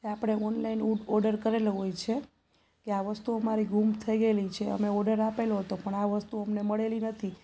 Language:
Gujarati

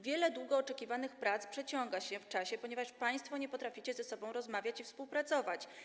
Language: Polish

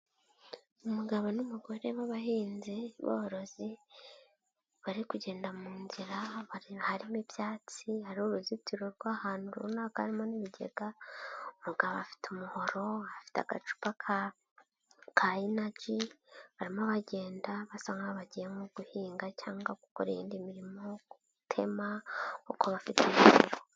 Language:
Kinyarwanda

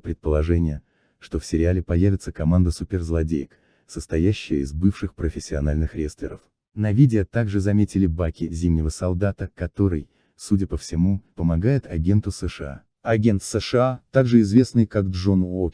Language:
Russian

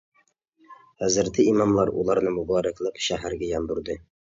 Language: Uyghur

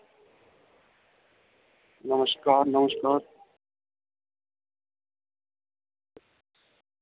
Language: Dogri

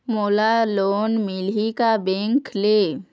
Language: Chhattisgarhi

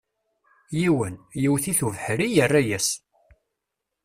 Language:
Kabyle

